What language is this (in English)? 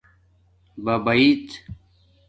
Domaaki